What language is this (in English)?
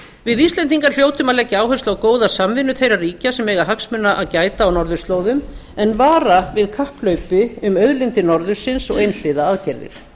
Icelandic